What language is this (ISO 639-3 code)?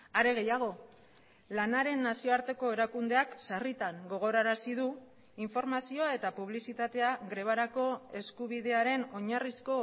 eus